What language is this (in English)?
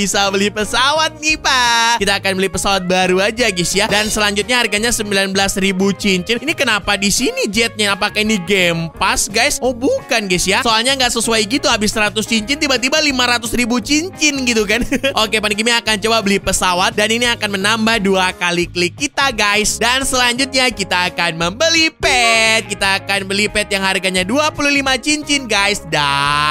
Indonesian